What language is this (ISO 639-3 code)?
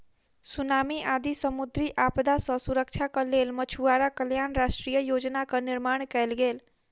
mai